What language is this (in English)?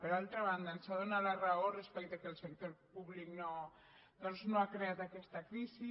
Catalan